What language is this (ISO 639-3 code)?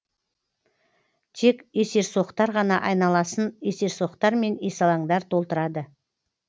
kaz